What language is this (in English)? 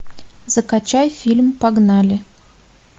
Russian